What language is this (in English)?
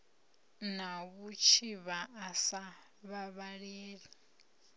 Venda